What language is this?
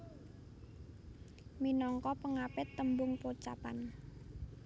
Javanese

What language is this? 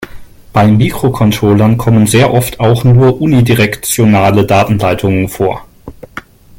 German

